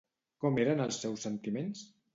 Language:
Catalan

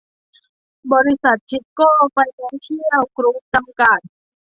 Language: Thai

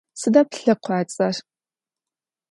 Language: Adyghe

